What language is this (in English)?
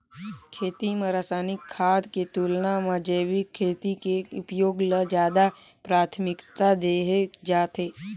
Chhattisgarhi